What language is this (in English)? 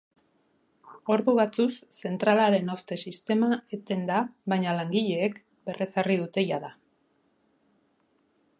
Basque